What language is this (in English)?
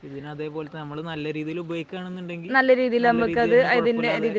Malayalam